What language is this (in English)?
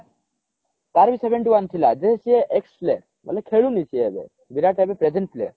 Odia